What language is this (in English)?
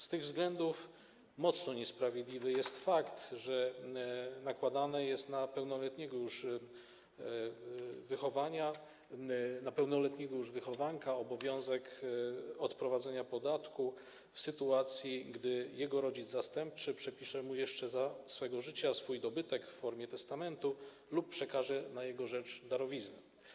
Polish